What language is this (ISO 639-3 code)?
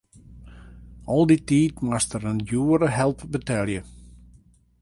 fry